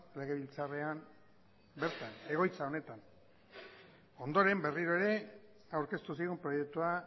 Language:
Basque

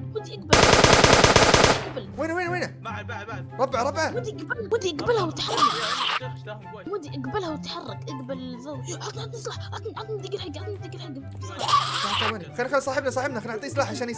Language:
Arabic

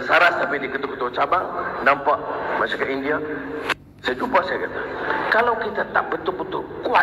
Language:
Malay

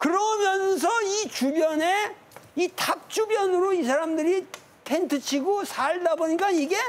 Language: Korean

